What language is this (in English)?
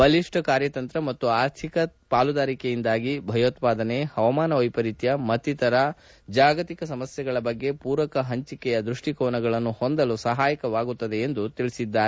Kannada